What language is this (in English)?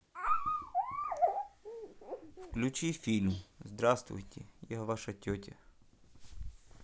Russian